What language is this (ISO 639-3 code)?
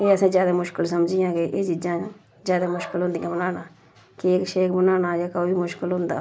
doi